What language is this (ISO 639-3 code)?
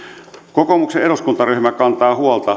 fin